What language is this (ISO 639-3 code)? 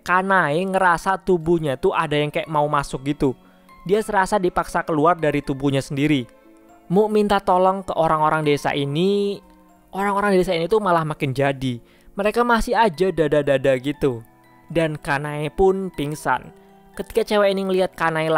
ind